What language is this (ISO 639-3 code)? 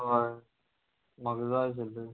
kok